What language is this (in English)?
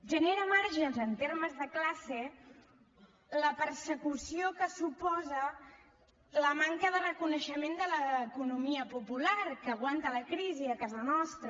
Catalan